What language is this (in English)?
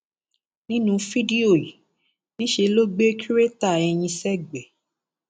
Yoruba